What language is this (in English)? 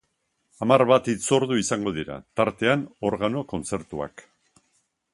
Basque